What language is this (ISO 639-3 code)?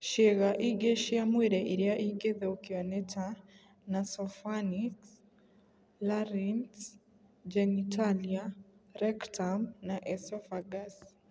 kik